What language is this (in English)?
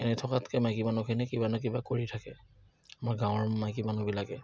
Assamese